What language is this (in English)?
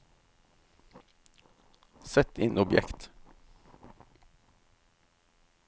Norwegian